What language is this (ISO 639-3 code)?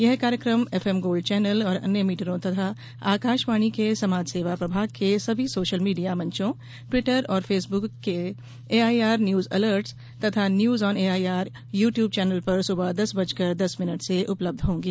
hin